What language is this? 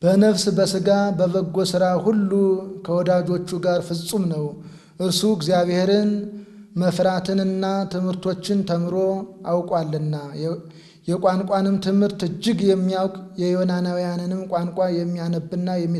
Arabic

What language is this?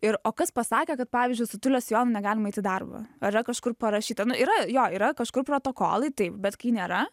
Lithuanian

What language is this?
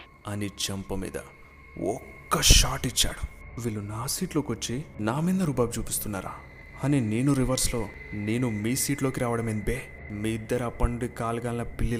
Telugu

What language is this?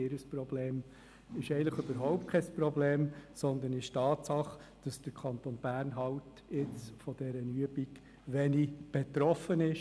Swiss German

